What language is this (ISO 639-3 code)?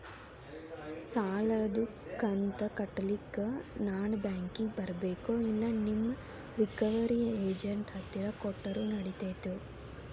kan